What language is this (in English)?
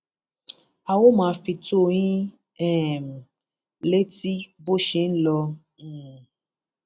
Yoruba